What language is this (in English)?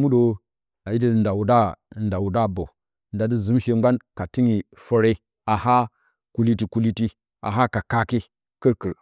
Bacama